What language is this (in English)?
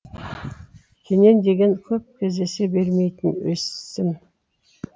Kazakh